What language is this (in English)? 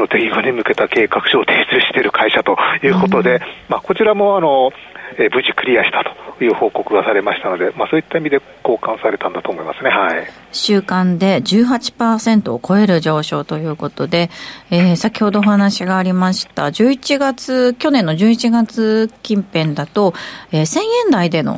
Japanese